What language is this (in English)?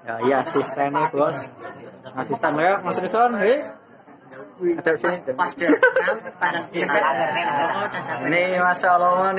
Indonesian